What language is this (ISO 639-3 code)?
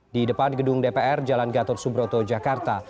ind